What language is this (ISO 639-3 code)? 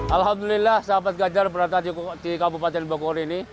ind